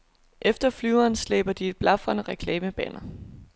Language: Danish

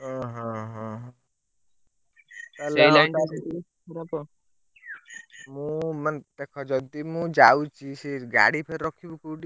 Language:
Odia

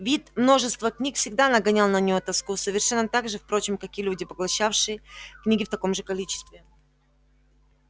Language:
Russian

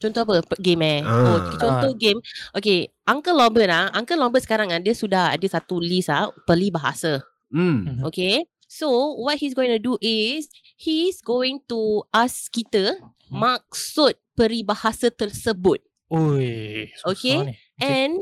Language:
Malay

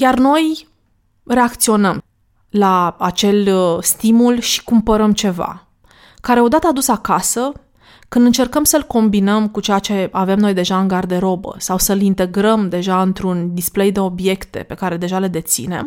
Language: Romanian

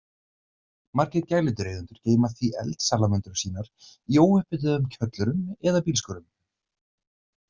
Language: Icelandic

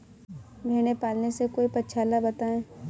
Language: Hindi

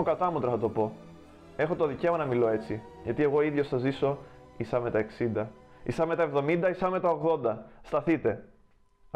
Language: Greek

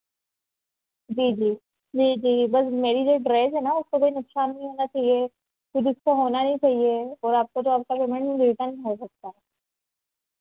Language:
Hindi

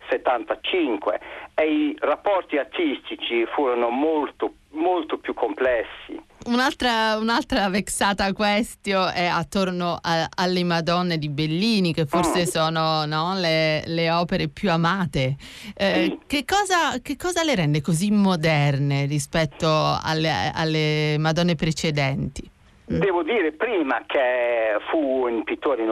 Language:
Italian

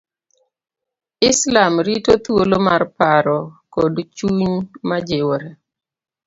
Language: Luo (Kenya and Tanzania)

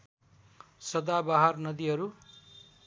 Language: Nepali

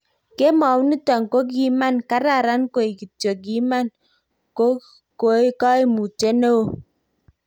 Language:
Kalenjin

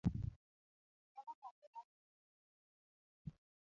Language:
Luo (Kenya and Tanzania)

